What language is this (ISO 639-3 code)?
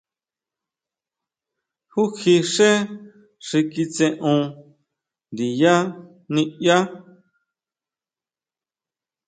mau